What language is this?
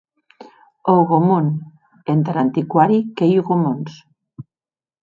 Occitan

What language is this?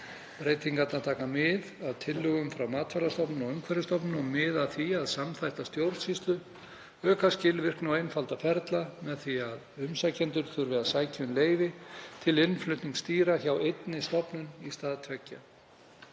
Icelandic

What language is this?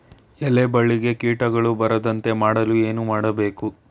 Kannada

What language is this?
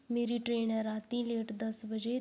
Dogri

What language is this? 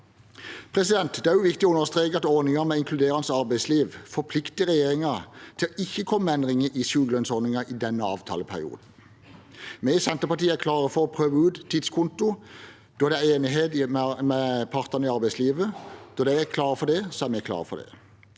Norwegian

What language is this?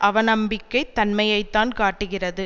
Tamil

